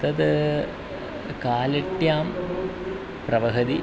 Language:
Sanskrit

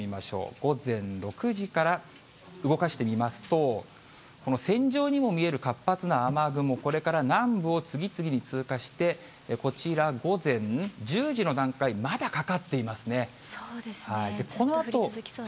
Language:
Japanese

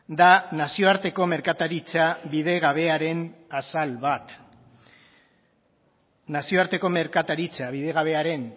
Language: Basque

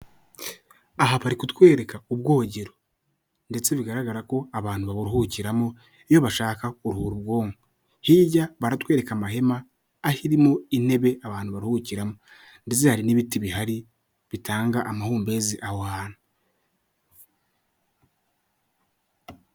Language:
Kinyarwanda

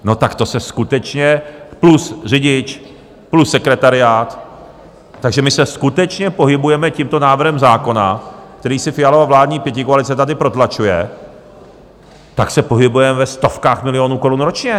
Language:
Czech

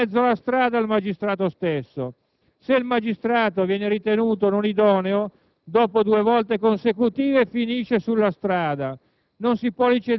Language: Italian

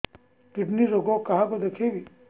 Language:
Odia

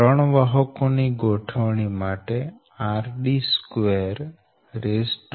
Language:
Gujarati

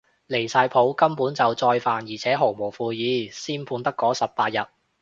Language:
Cantonese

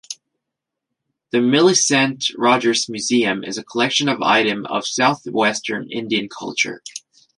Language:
English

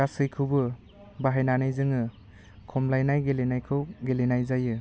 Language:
Bodo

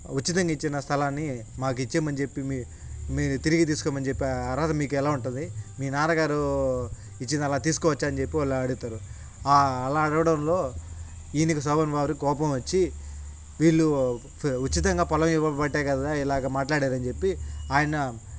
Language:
Telugu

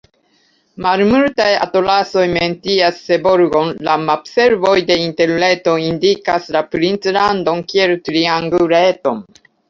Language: Esperanto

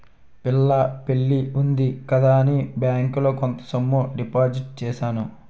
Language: Telugu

